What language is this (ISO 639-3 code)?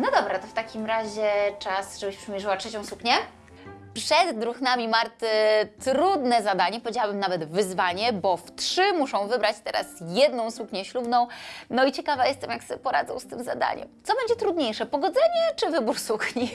pol